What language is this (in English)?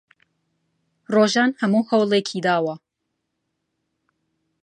Central Kurdish